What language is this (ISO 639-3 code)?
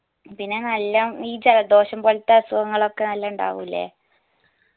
mal